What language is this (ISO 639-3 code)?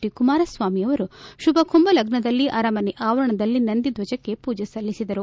kan